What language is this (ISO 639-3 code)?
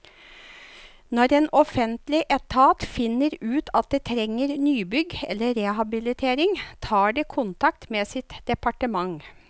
nor